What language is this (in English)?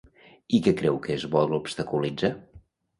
Catalan